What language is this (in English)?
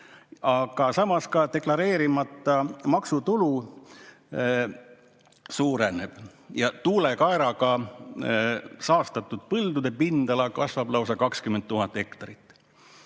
Estonian